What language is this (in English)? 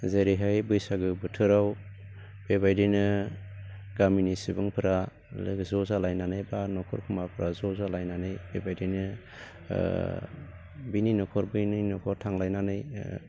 Bodo